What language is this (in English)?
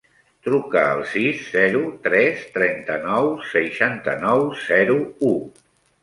Catalan